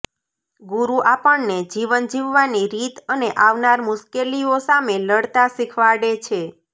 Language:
Gujarati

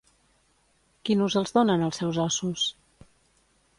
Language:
Catalan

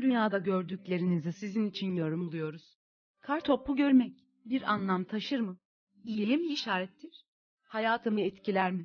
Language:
Turkish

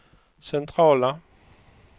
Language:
Swedish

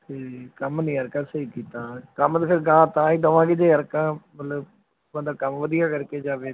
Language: Punjabi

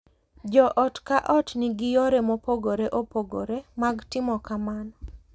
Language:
Luo (Kenya and Tanzania)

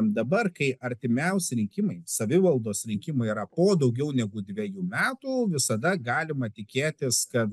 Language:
Lithuanian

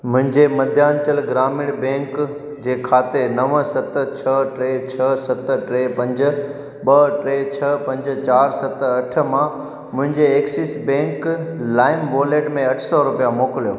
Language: Sindhi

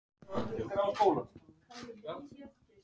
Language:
Icelandic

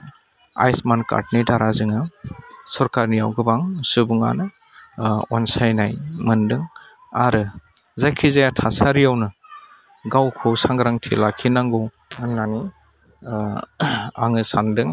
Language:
Bodo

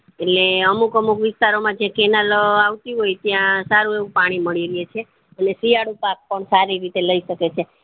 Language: Gujarati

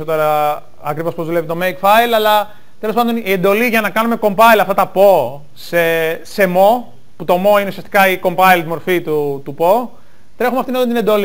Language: Greek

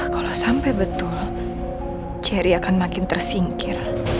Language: Indonesian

